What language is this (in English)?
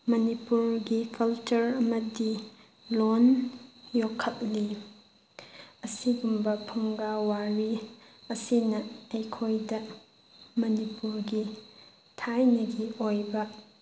Manipuri